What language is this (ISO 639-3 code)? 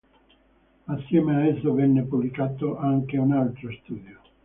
ita